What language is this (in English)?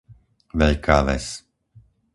Slovak